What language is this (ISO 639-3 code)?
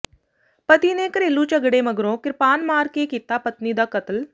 pan